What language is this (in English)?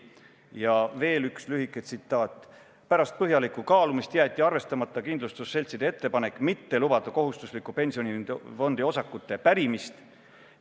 Estonian